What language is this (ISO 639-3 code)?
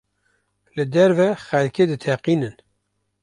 kur